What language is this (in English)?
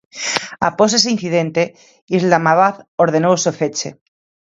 Galician